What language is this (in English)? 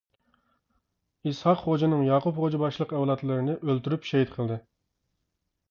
Uyghur